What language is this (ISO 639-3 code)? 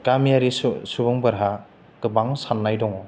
brx